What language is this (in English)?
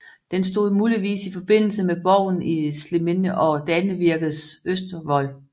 Danish